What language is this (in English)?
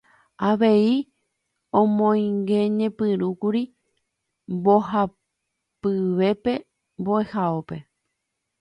Guarani